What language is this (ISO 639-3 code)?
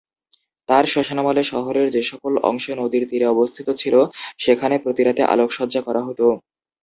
ben